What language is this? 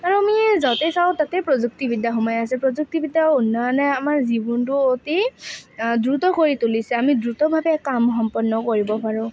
Assamese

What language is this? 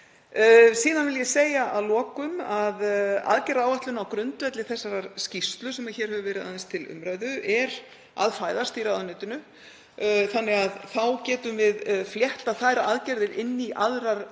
Icelandic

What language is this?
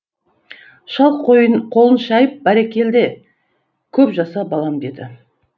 Kazakh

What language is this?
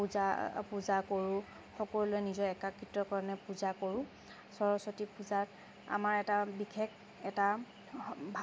Assamese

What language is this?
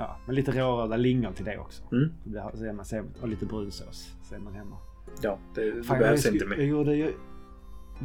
Swedish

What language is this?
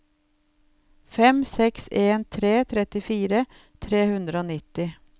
Norwegian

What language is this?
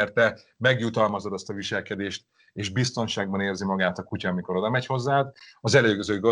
Hungarian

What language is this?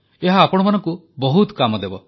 Odia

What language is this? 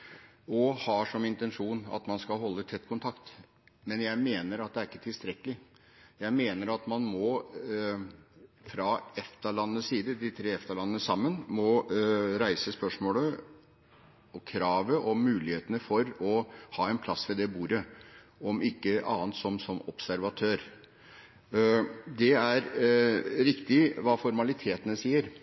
Norwegian Bokmål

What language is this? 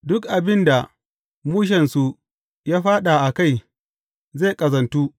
Hausa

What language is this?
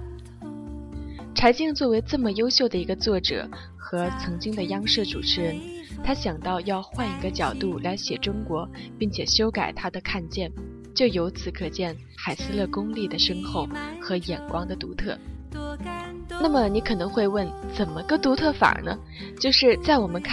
Chinese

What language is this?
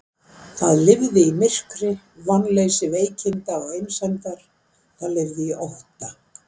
Icelandic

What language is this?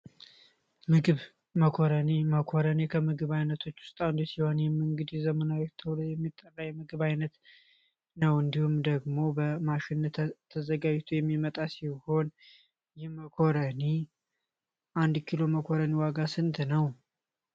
Amharic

